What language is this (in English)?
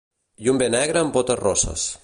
Catalan